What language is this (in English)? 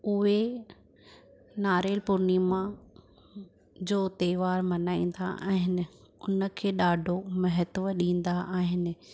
Sindhi